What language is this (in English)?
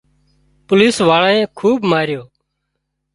Wadiyara Koli